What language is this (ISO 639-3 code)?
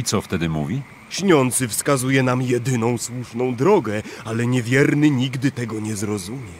pol